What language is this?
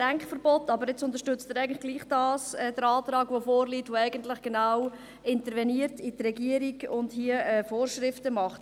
Swiss German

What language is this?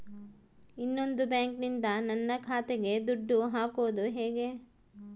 Kannada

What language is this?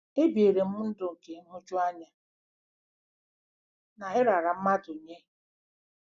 Igbo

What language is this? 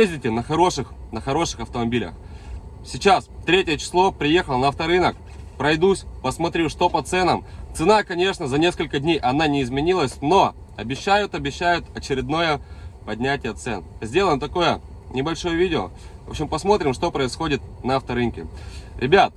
Russian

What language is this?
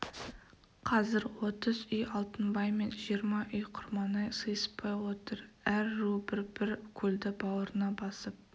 Kazakh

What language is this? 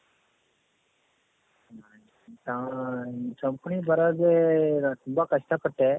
Kannada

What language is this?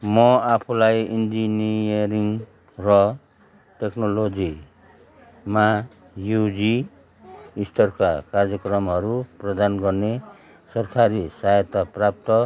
Nepali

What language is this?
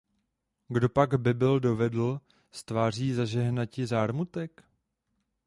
Czech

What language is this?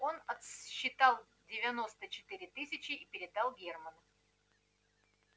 Russian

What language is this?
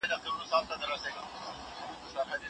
Pashto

